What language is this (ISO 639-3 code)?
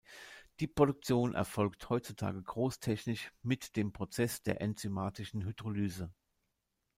deu